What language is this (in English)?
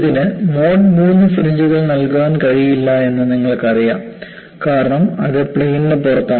Malayalam